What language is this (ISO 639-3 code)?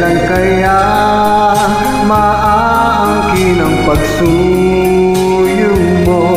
vie